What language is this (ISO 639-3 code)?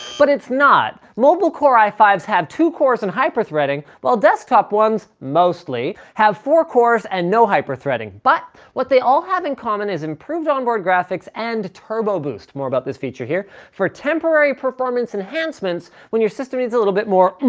eng